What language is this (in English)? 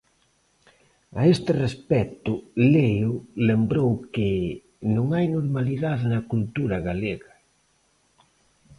Galician